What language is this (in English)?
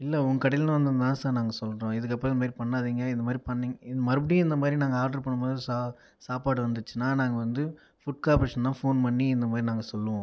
Tamil